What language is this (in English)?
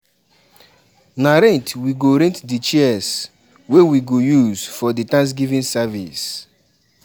Nigerian Pidgin